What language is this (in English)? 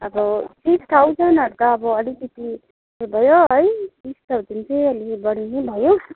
Nepali